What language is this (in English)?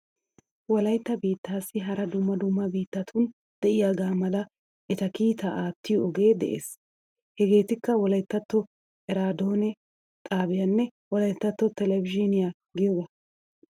Wolaytta